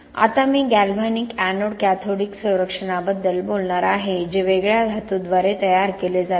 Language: Marathi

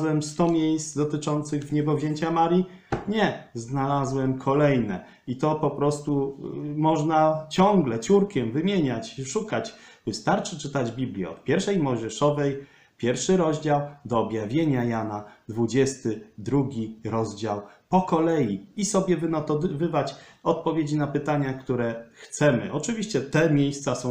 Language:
Polish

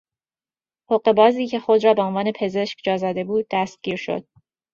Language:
Persian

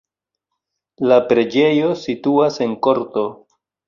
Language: Esperanto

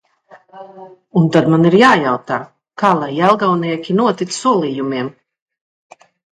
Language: Latvian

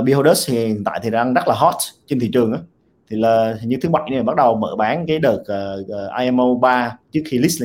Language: Vietnamese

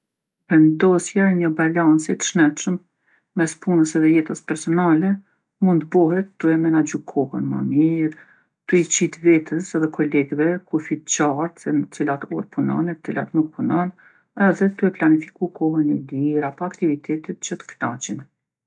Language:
Gheg Albanian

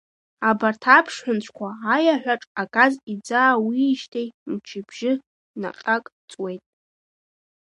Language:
Abkhazian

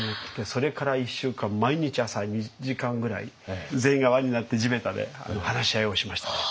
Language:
Japanese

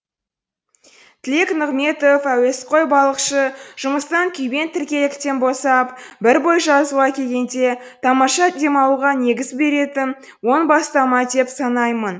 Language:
Kazakh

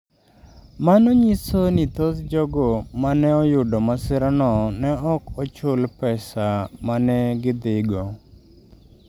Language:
Luo (Kenya and Tanzania)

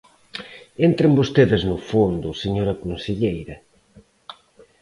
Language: Galician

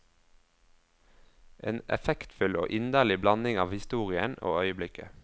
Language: Norwegian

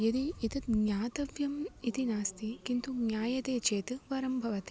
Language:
Sanskrit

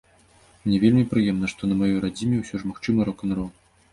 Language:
Belarusian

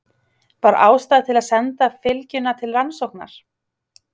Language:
Icelandic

